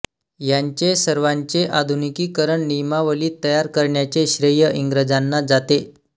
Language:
Marathi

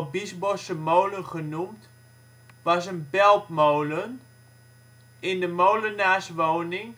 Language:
Dutch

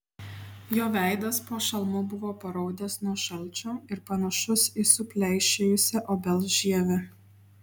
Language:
Lithuanian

